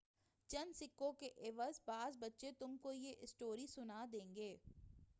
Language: Urdu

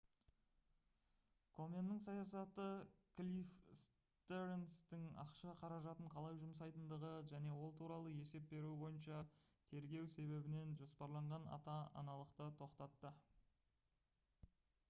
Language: Kazakh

